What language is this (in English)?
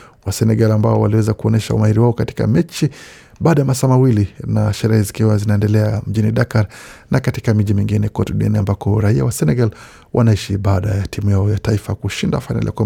Swahili